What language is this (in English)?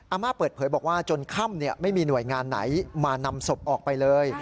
Thai